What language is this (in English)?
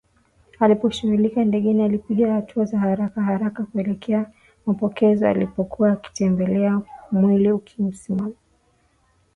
Swahili